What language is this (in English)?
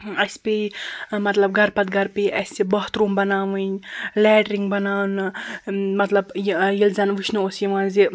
Kashmiri